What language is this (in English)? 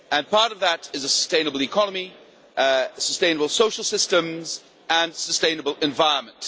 English